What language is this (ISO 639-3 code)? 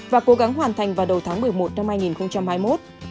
vie